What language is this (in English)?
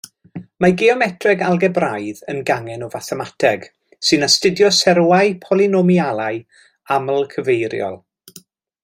Welsh